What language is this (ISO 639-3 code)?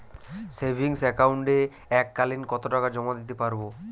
ben